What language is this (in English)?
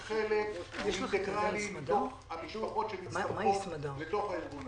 Hebrew